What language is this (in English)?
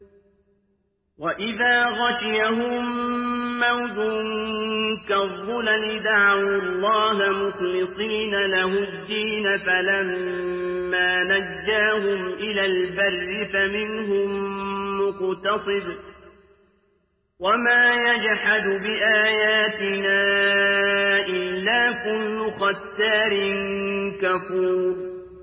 Arabic